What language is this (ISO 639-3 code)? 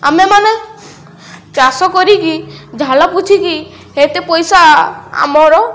ori